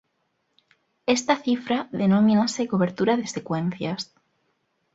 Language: Galician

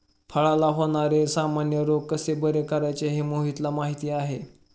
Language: Marathi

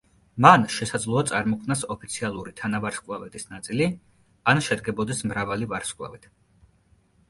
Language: Georgian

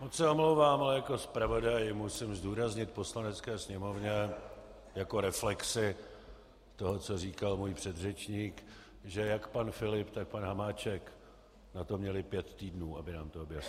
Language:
Czech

